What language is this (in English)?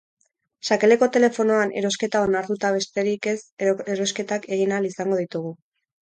Basque